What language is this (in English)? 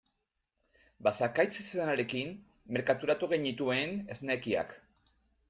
Basque